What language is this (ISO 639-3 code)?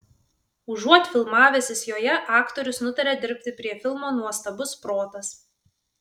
lit